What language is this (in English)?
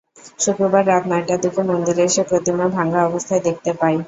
Bangla